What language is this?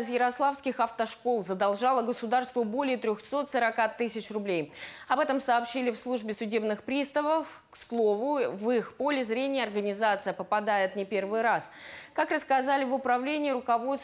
Russian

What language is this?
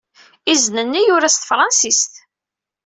Kabyle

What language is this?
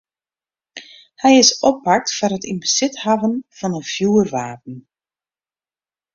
Western Frisian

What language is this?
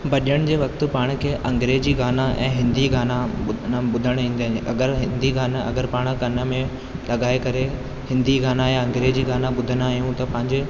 Sindhi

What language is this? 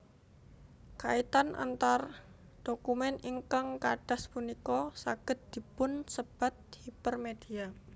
Javanese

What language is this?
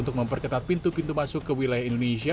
Indonesian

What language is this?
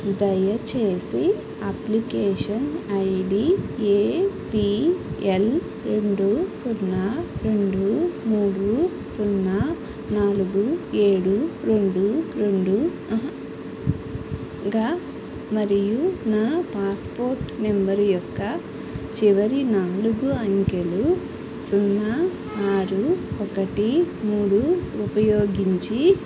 Telugu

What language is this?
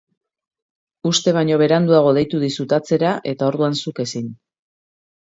Basque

